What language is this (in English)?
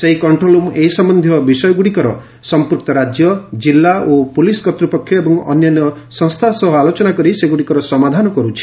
Odia